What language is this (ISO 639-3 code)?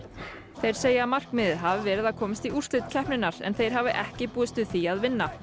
isl